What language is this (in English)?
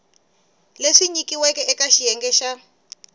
Tsonga